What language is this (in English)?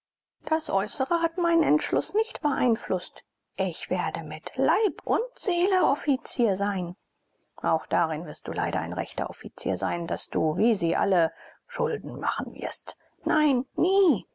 German